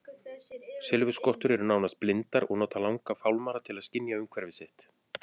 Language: Icelandic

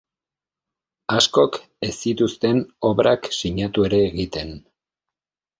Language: Basque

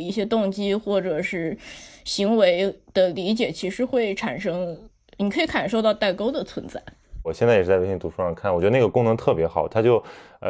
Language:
Chinese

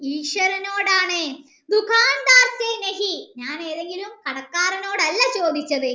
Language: Malayalam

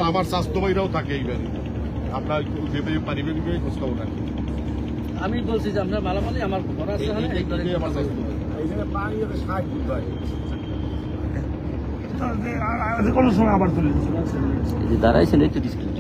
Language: Arabic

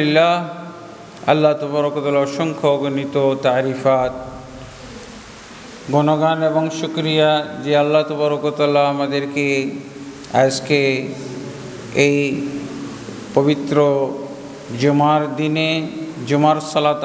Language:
Arabic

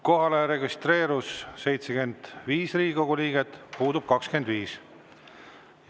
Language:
Estonian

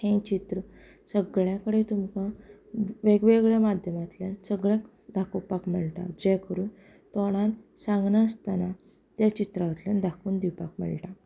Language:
Konkani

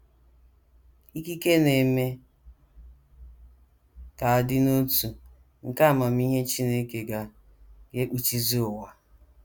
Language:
Igbo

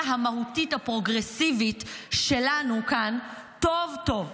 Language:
Hebrew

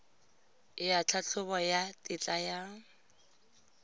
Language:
Tswana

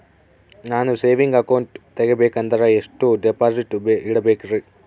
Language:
Kannada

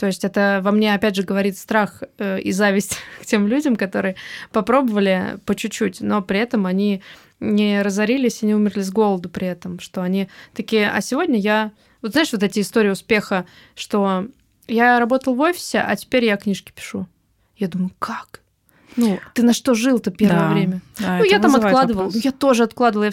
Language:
Russian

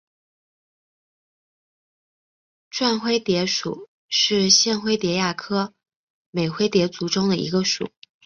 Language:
Chinese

